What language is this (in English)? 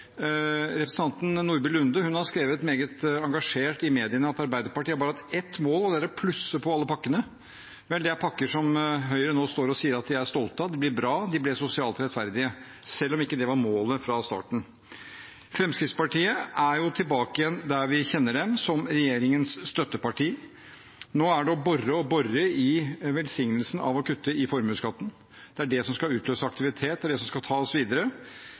Norwegian Bokmål